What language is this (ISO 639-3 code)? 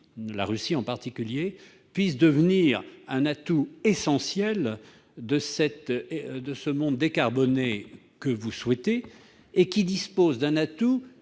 fra